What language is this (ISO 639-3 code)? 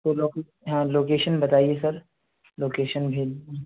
urd